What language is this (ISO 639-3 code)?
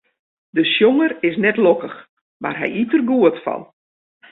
fry